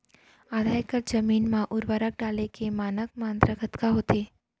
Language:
Chhattisgarhi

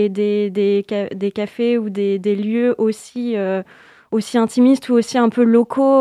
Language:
French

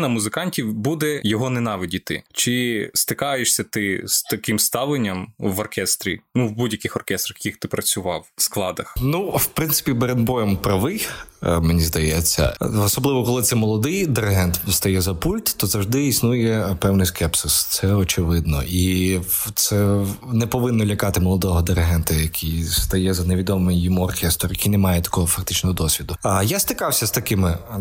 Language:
Ukrainian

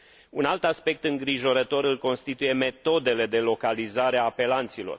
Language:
Romanian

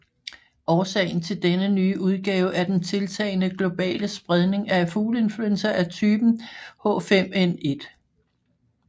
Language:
Danish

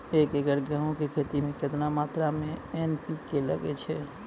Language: Maithili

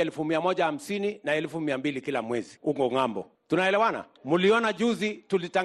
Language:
Swahili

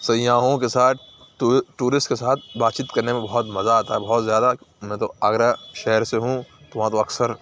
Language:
Urdu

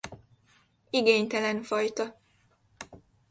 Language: Hungarian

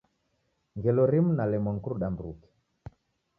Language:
Taita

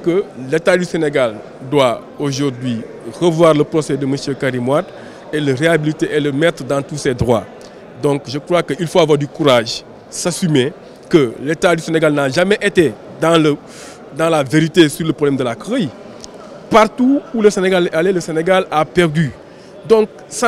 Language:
French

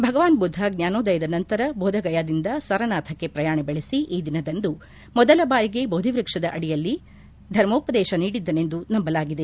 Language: Kannada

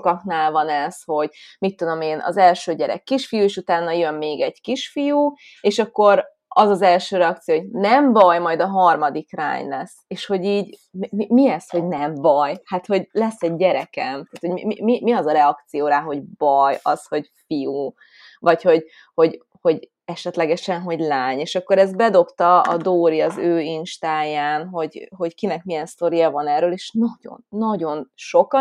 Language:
Hungarian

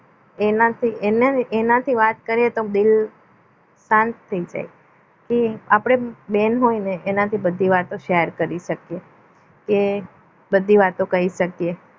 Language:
Gujarati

